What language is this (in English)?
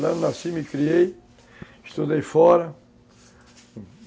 Portuguese